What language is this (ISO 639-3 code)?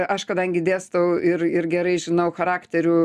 lit